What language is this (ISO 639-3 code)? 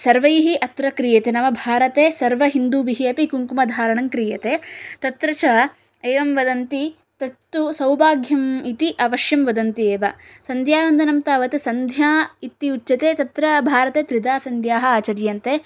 san